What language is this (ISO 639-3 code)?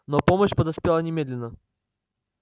rus